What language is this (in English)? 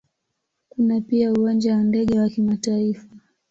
Swahili